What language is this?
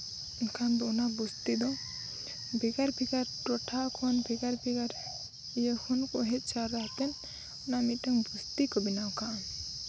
Santali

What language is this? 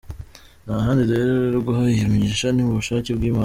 Kinyarwanda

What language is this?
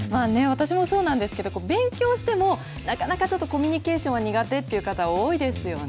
Japanese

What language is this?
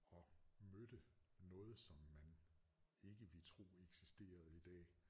Danish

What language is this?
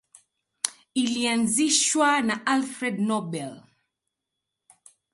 Swahili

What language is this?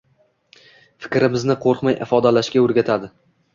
Uzbek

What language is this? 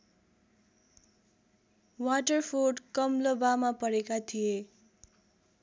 Nepali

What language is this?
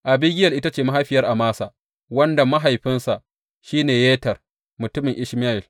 Hausa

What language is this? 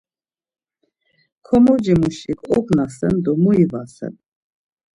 Laz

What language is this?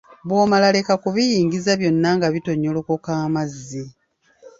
Ganda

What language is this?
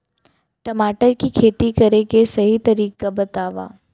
Chhattisgarhi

